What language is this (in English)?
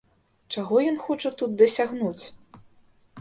Belarusian